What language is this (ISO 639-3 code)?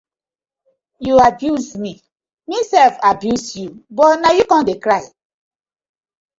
pcm